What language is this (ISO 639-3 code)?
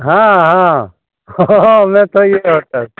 mai